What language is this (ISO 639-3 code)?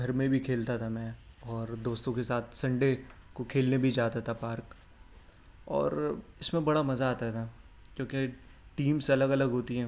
urd